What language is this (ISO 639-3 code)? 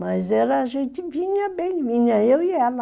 por